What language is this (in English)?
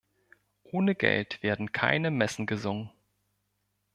German